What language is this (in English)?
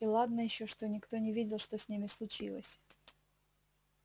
Russian